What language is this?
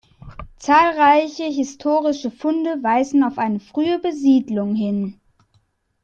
German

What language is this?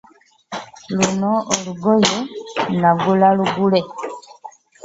Ganda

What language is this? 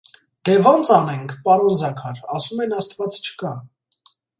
Armenian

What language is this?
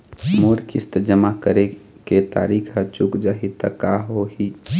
Chhattisgarhi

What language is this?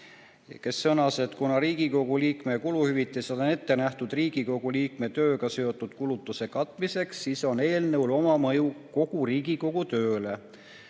Estonian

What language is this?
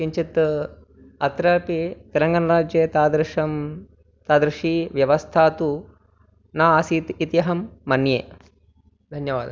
Sanskrit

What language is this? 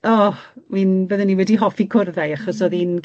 Welsh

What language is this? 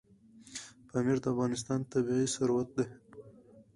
Pashto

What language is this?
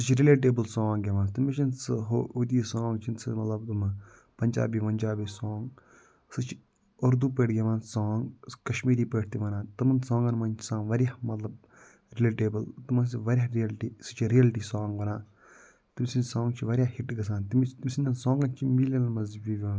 Kashmiri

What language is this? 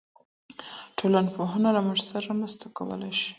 Pashto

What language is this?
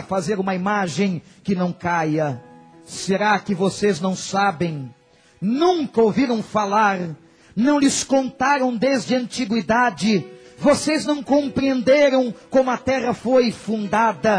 Portuguese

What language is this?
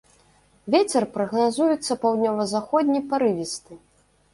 Belarusian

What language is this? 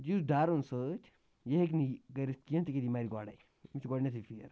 Kashmiri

